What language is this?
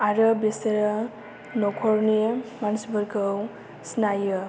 Bodo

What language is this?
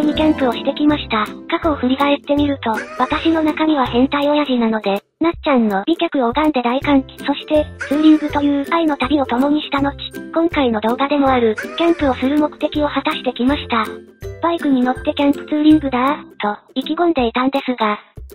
Japanese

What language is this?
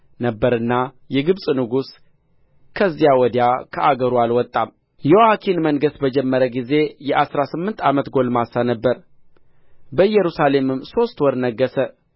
Amharic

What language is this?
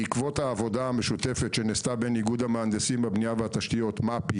Hebrew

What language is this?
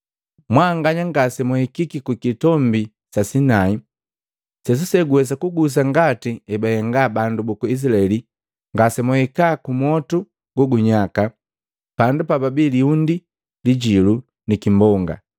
Matengo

